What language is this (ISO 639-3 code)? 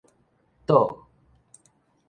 nan